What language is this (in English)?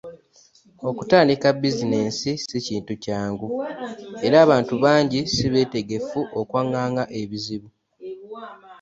Ganda